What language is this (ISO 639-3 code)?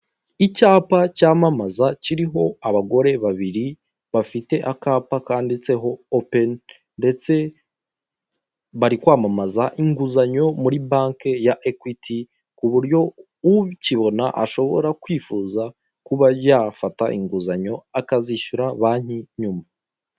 kin